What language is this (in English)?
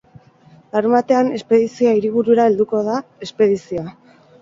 Basque